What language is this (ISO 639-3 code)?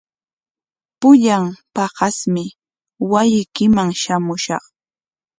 qwa